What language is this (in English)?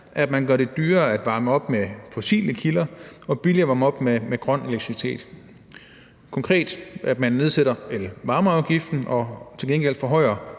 Danish